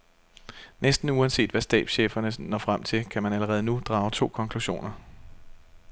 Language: Danish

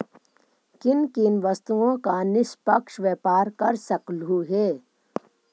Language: Magahi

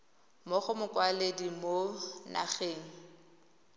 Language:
Tswana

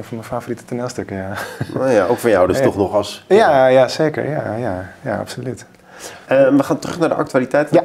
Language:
Dutch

